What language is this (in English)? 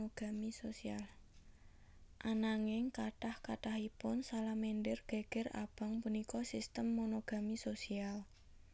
Javanese